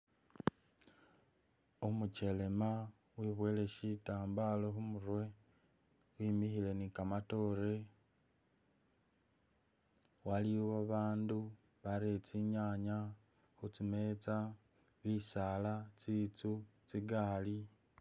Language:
Masaaba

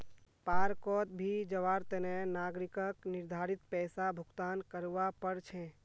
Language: Magahi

